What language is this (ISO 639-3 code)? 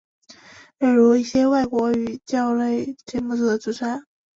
zho